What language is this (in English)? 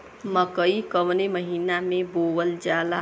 Bhojpuri